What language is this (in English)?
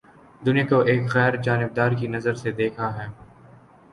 Urdu